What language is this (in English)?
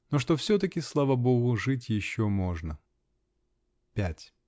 Russian